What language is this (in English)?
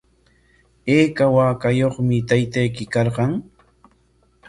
Corongo Ancash Quechua